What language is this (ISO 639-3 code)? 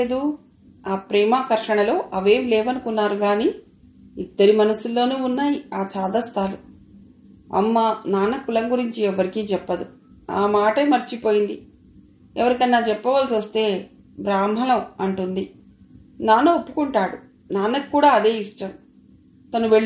tel